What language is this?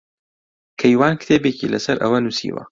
Central Kurdish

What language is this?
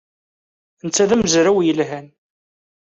Kabyle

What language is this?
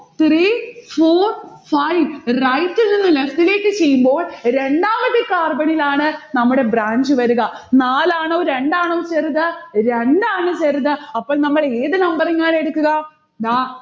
Malayalam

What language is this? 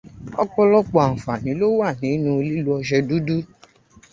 Yoruba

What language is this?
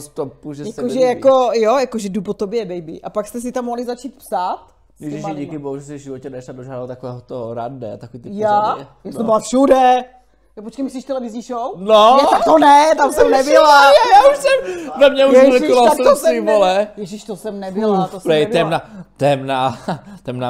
Czech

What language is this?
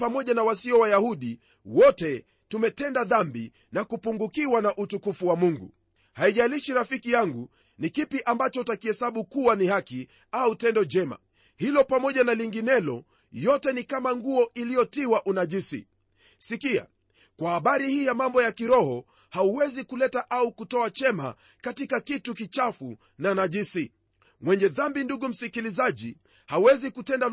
Swahili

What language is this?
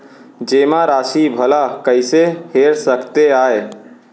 Chhattisgarhi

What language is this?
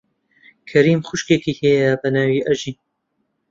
Central Kurdish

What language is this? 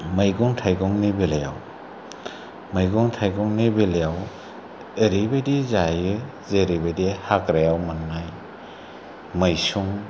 Bodo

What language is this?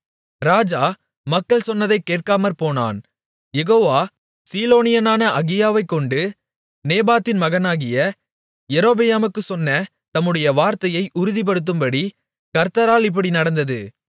Tamil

